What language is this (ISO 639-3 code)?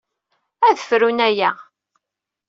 kab